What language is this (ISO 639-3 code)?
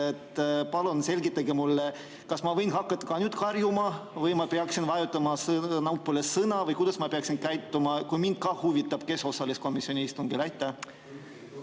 est